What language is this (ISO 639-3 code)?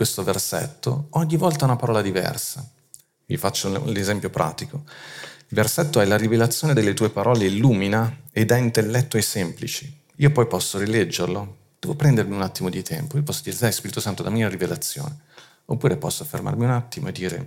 ita